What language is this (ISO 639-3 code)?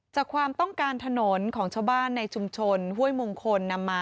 tha